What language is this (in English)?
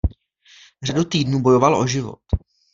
Czech